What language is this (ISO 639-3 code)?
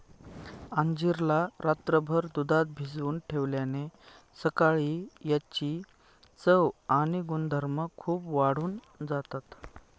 mar